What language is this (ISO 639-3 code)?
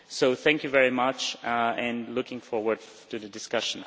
eng